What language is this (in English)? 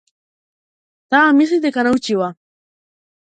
Macedonian